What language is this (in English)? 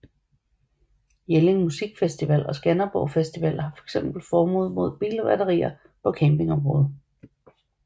Danish